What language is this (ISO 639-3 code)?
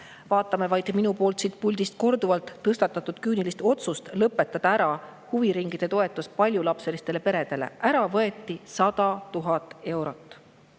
est